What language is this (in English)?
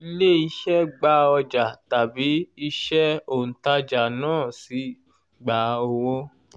Yoruba